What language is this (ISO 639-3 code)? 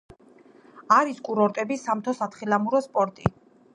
kat